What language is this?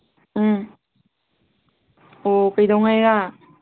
Manipuri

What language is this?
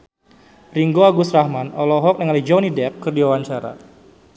Sundanese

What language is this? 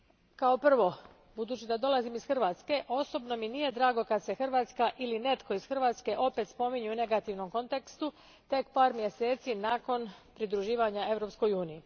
Croatian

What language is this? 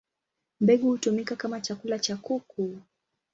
Swahili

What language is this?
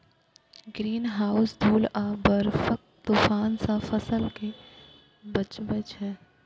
Maithili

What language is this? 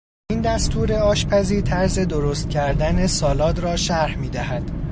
Persian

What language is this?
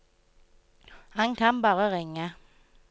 Norwegian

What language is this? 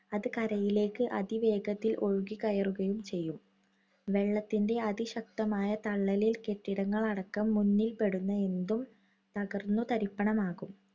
Malayalam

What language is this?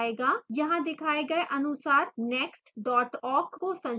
Hindi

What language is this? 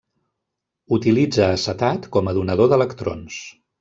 Catalan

